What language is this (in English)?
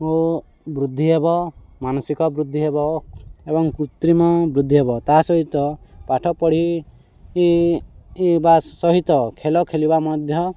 Odia